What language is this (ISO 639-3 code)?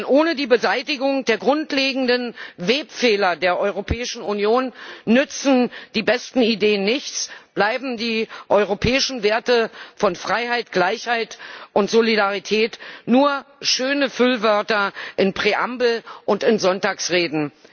deu